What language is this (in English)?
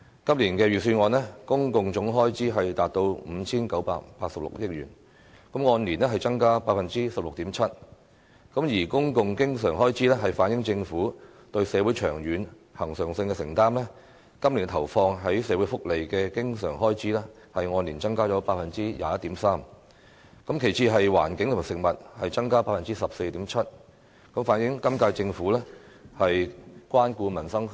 Cantonese